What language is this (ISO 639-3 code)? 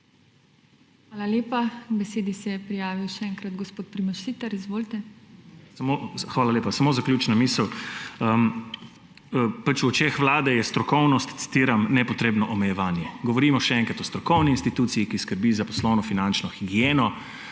slv